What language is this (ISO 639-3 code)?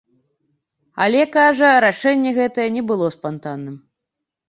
bel